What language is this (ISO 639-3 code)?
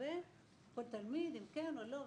heb